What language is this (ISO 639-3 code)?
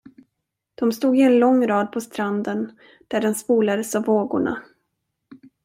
swe